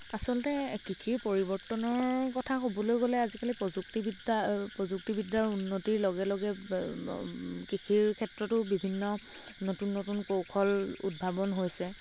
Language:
Assamese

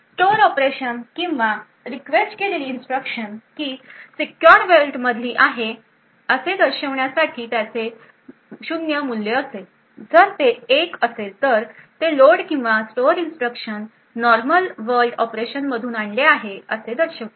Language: Marathi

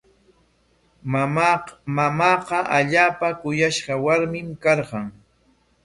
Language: Corongo Ancash Quechua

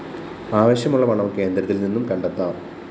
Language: Malayalam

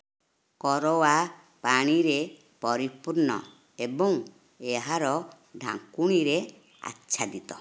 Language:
Odia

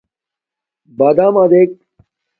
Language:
Domaaki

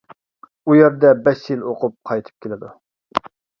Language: Uyghur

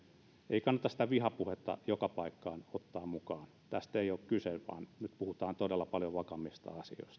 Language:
Finnish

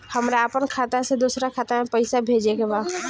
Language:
Bhojpuri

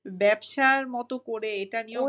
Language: Bangla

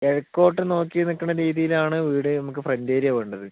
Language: Malayalam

